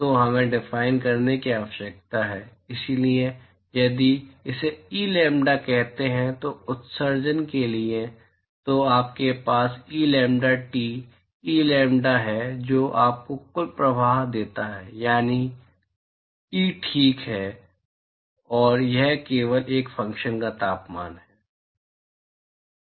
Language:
Hindi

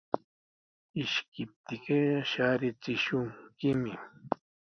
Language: Sihuas Ancash Quechua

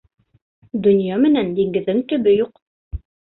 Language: Bashkir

